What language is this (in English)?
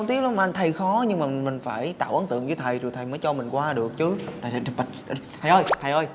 Vietnamese